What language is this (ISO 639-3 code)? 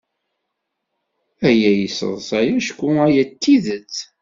kab